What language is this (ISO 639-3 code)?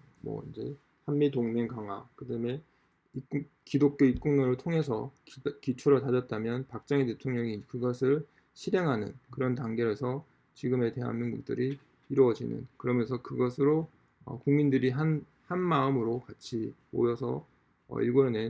kor